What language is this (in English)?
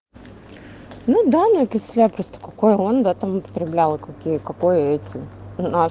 Russian